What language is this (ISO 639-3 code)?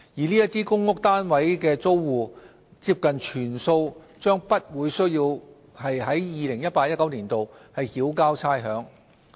yue